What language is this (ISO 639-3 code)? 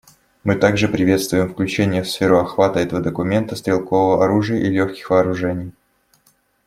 rus